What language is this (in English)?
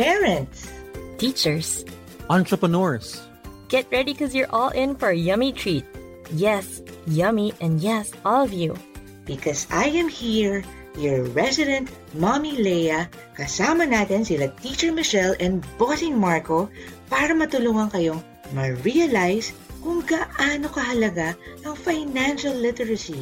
Filipino